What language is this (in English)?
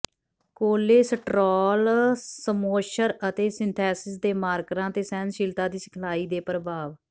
Punjabi